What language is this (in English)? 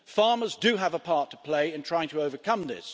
English